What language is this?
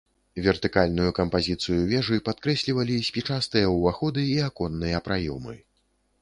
Belarusian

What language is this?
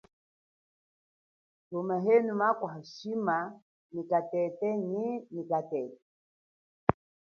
Chokwe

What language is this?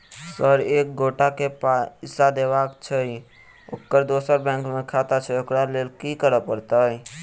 Maithili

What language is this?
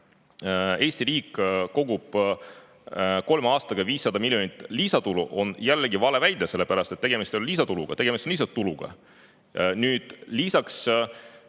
Estonian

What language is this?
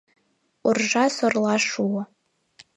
Mari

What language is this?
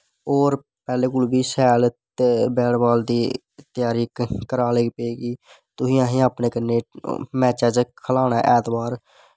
Dogri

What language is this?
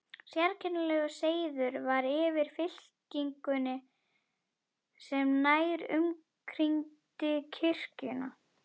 Icelandic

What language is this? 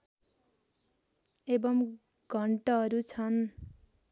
Nepali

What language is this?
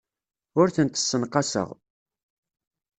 Kabyle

